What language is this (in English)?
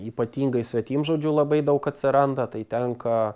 Lithuanian